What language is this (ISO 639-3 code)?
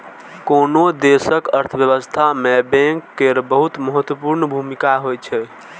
mai